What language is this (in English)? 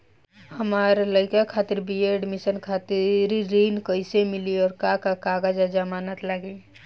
Bhojpuri